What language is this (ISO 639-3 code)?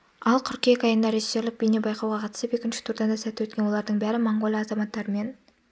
kaz